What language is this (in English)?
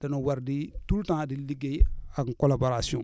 Wolof